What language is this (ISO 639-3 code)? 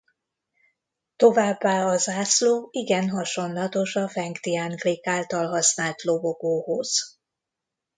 hun